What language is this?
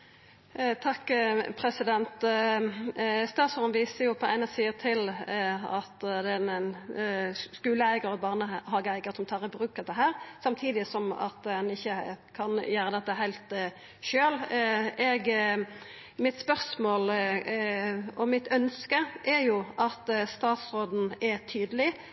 Norwegian Nynorsk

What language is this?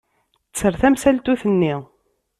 Kabyle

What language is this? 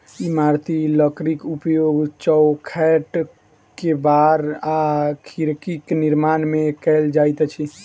Maithili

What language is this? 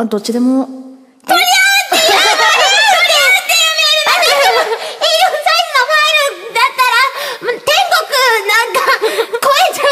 Japanese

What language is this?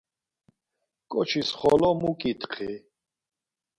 Laz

